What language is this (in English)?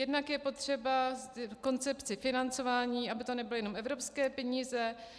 Czech